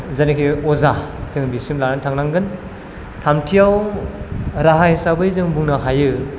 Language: Bodo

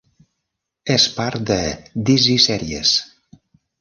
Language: Catalan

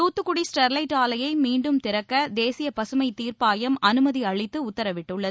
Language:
Tamil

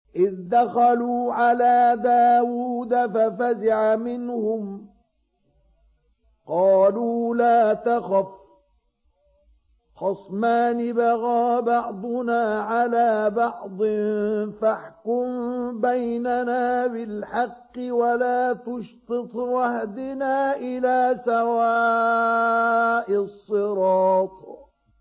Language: Arabic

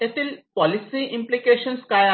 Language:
Marathi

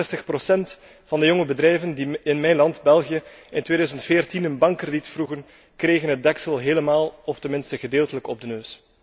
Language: Dutch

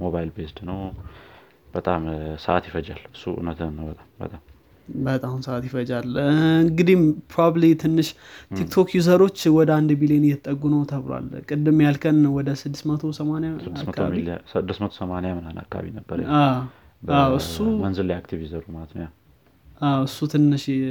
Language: Amharic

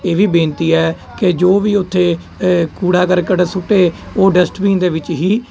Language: Punjabi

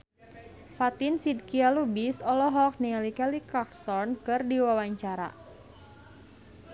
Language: Sundanese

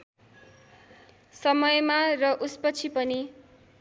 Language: Nepali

